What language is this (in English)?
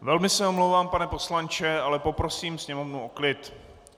Czech